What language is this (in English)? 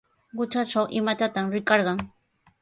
Sihuas Ancash Quechua